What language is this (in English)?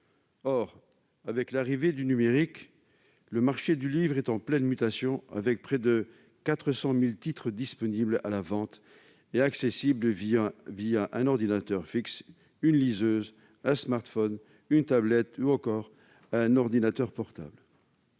French